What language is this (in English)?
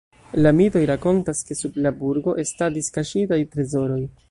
Esperanto